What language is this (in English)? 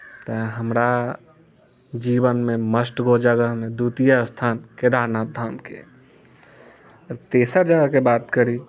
Maithili